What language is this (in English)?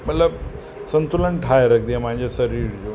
Sindhi